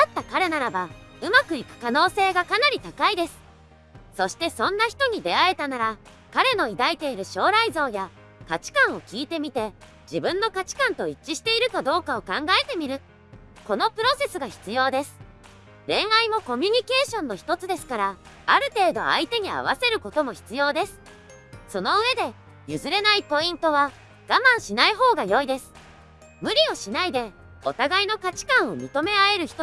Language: Japanese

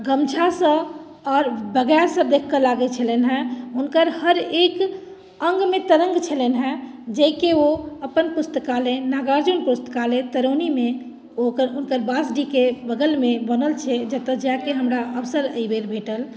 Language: Maithili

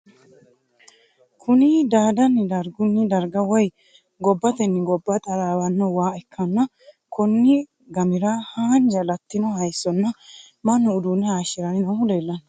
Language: Sidamo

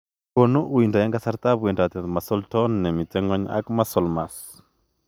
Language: Kalenjin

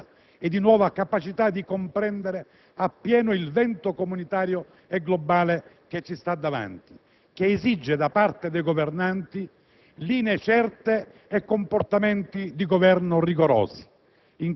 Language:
Italian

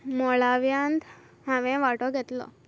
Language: Konkani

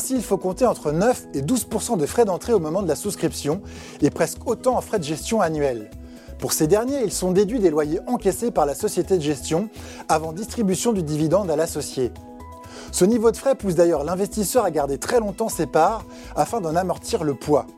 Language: French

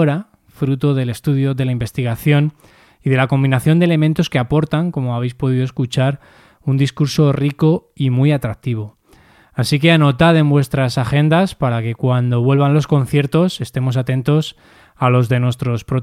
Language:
Spanish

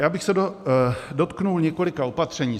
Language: Czech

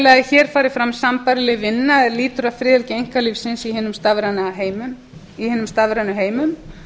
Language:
Icelandic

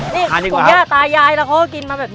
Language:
Thai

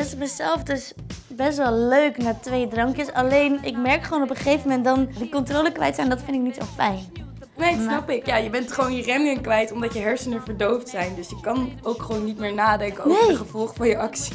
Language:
Dutch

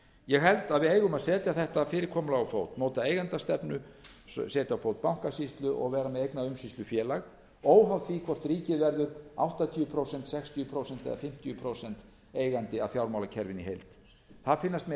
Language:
Icelandic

